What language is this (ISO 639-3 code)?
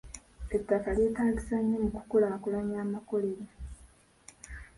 lug